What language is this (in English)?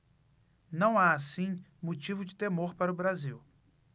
Portuguese